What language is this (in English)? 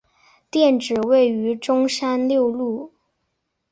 Chinese